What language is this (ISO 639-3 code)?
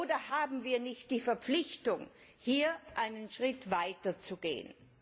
deu